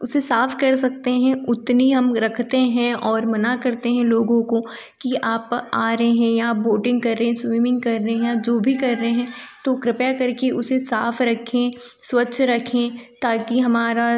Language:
Hindi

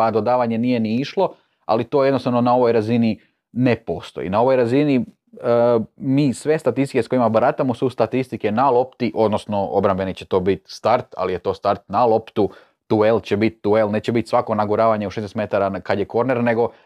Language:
Croatian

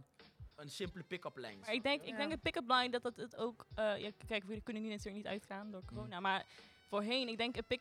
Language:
Dutch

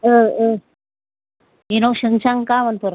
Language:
Bodo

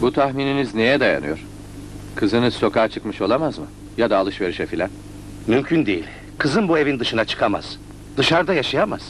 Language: Turkish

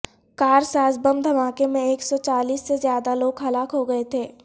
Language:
Urdu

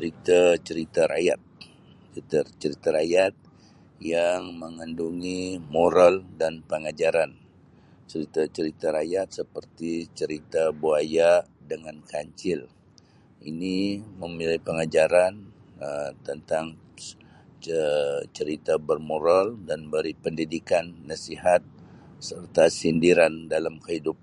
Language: Sabah Malay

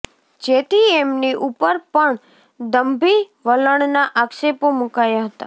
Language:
Gujarati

